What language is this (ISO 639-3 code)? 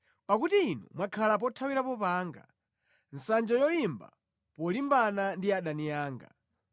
nya